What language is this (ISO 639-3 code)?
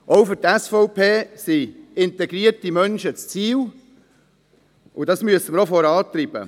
gsw